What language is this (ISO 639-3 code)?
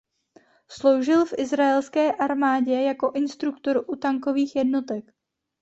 ces